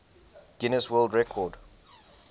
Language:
English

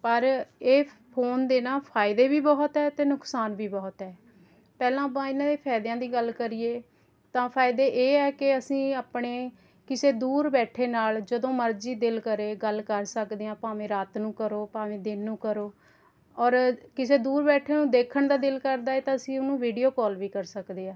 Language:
Punjabi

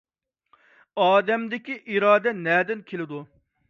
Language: Uyghur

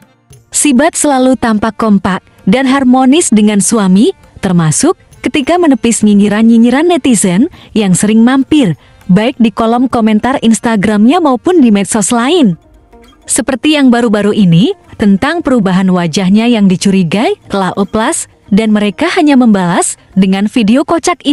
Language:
Indonesian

